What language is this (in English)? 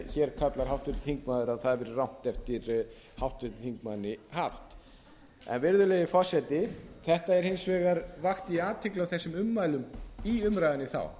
Icelandic